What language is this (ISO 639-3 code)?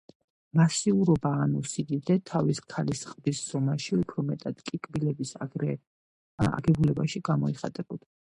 kat